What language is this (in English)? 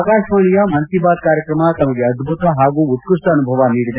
Kannada